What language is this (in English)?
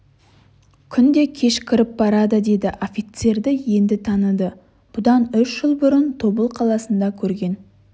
Kazakh